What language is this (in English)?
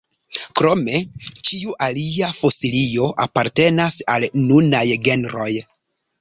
Esperanto